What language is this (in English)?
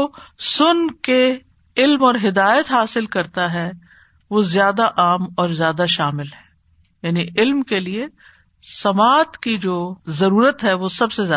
Urdu